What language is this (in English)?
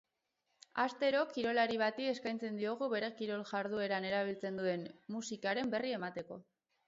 Basque